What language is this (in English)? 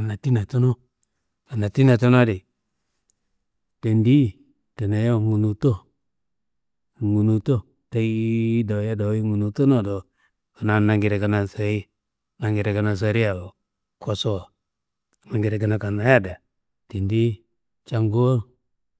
Kanembu